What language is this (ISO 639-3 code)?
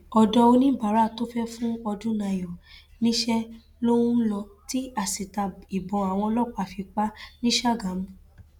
yor